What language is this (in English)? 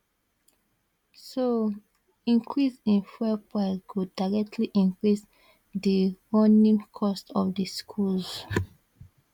Nigerian Pidgin